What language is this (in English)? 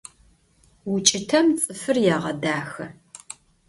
Adyghe